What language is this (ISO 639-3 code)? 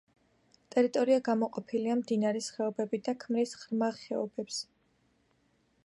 kat